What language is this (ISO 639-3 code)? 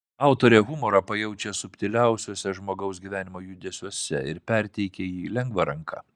lit